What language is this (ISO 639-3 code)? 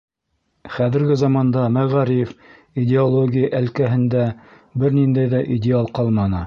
bak